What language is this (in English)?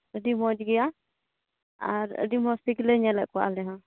Santali